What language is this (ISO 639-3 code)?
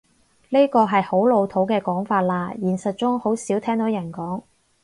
yue